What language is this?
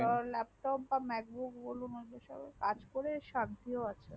Bangla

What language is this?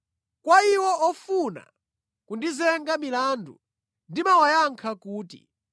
Nyanja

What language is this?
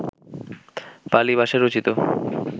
Bangla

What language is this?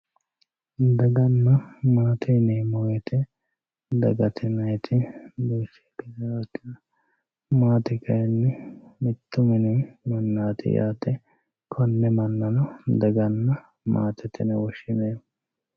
Sidamo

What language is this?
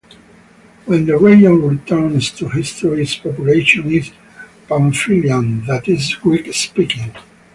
English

